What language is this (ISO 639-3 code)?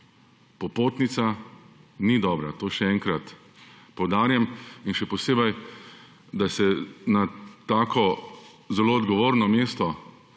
slv